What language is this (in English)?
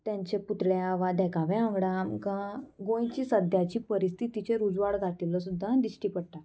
Konkani